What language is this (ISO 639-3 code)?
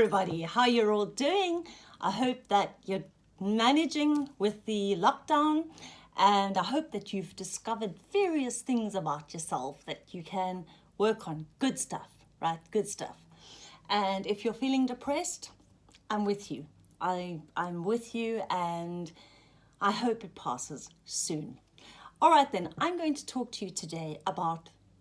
eng